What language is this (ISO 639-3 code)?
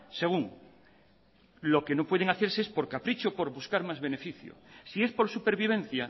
spa